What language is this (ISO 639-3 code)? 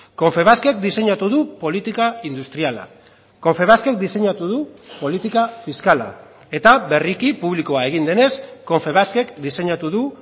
eus